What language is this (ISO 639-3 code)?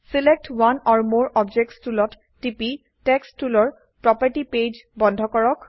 asm